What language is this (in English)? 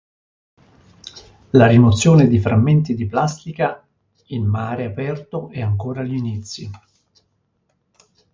Italian